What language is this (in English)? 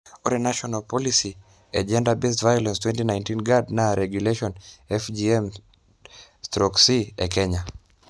Masai